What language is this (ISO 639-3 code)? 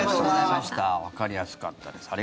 jpn